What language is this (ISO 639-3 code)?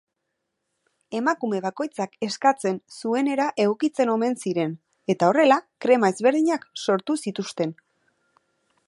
eus